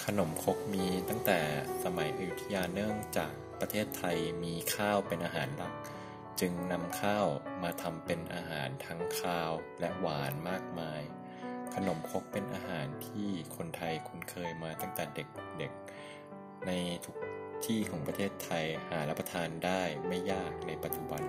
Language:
Thai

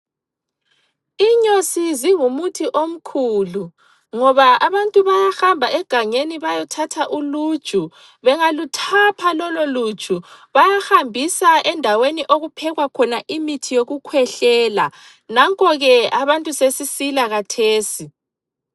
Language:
North Ndebele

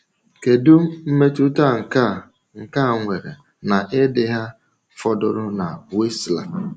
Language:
Igbo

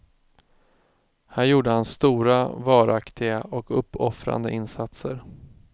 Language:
Swedish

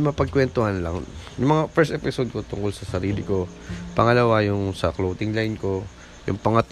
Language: Filipino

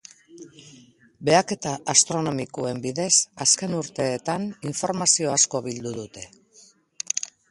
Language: Basque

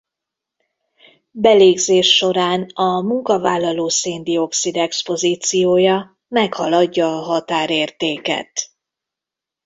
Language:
Hungarian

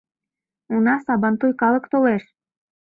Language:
Mari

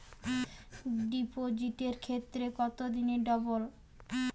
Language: Bangla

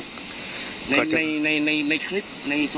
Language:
Thai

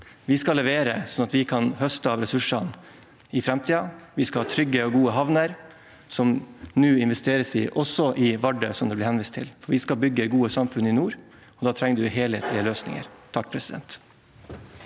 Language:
Norwegian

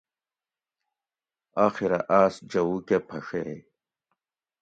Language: Gawri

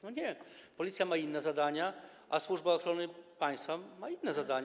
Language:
Polish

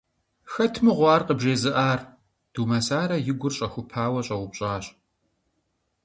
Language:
Kabardian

